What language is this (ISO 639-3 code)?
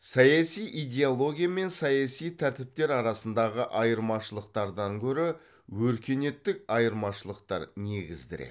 kaz